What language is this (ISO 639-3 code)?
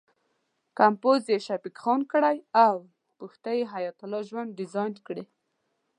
pus